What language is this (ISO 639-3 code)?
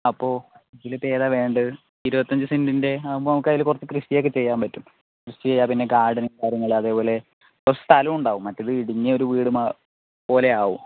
mal